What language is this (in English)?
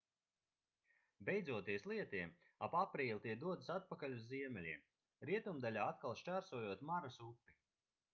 Latvian